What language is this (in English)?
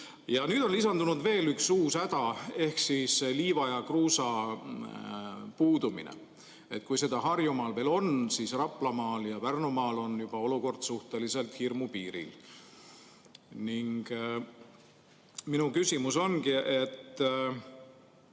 Estonian